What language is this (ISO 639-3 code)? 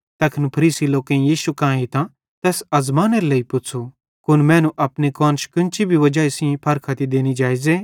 bhd